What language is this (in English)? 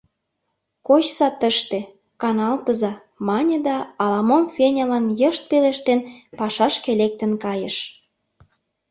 Mari